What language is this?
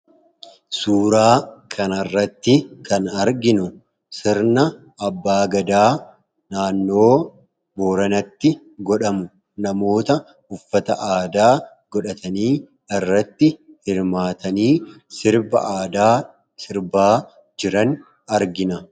Oromo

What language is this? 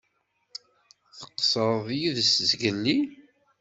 Kabyle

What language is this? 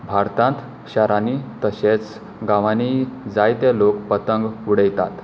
Konkani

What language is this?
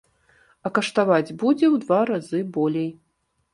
Belarusian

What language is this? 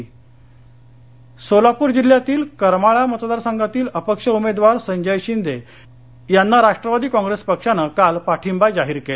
Marathi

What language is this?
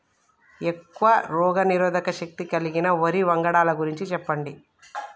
Telugu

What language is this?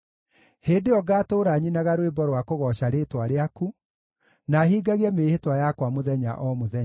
Kikuyu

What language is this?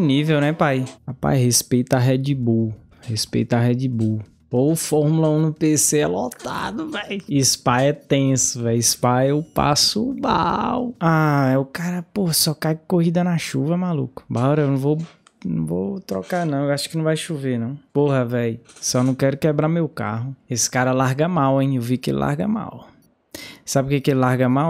Portuguese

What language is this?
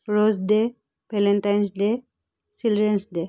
Assamese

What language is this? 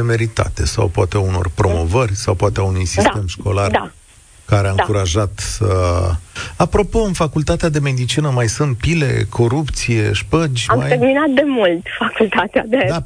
Romanian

